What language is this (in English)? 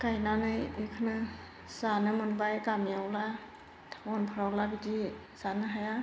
Bodo